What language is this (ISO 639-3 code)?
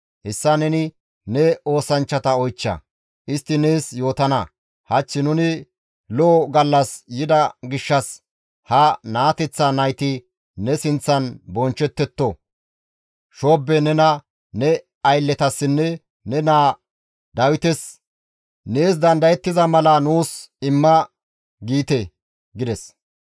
gmv